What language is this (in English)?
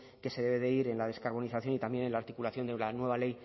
Spanish